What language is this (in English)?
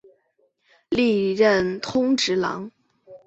Chinese